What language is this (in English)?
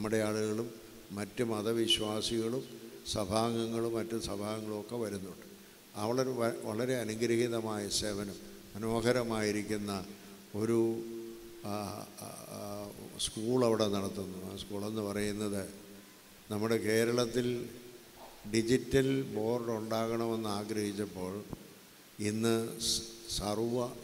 Romanian